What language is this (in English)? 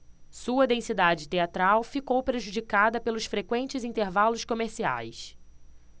Portuguese